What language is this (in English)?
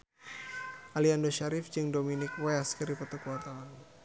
Sundanese